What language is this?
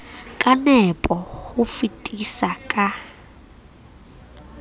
Southern Sotho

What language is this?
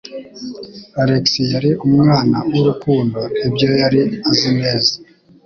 Kinyarwanda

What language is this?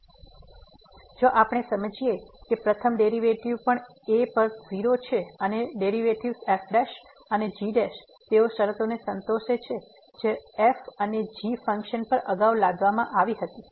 Gujarati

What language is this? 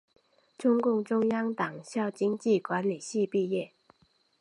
Chinese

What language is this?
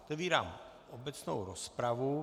Czech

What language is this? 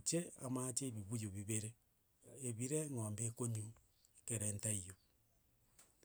Gusii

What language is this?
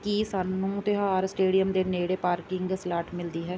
Punjabi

